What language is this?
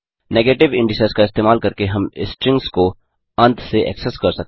Hindi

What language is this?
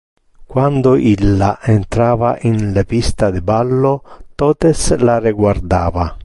Interlingua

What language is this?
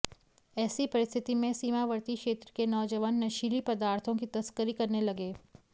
Hindi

